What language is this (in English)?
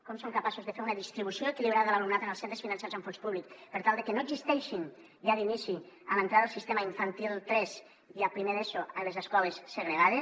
Catalan